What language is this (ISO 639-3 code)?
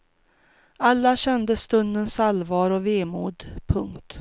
swe